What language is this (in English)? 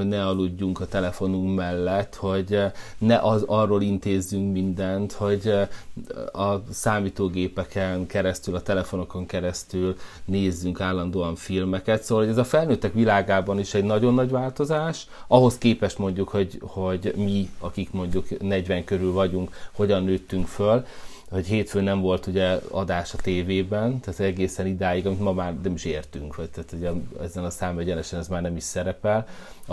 Hungarian